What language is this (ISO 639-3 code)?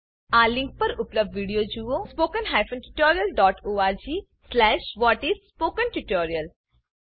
guj